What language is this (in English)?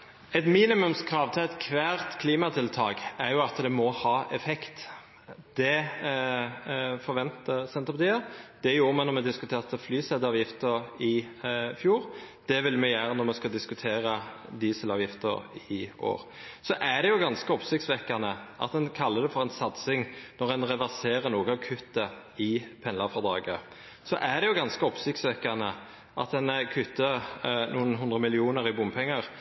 Norwegian Nynorsk